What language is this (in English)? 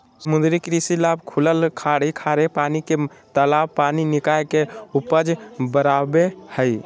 Magahi